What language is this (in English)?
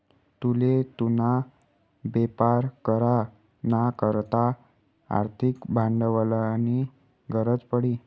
Marathi